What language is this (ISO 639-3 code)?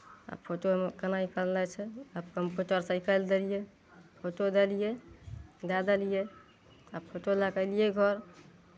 mai